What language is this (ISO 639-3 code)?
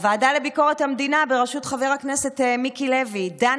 heb